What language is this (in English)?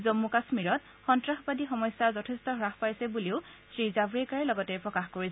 Assamese